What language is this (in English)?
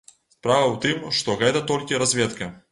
Belarusian